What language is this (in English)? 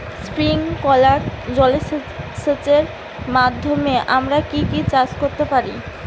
Bangla